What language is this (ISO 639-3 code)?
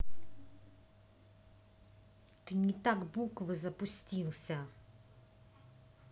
rus